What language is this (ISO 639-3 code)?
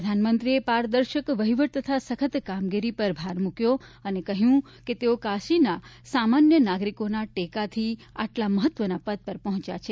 guj